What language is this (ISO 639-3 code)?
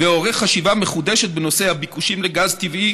heb